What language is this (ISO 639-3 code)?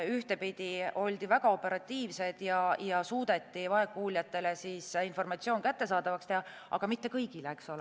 est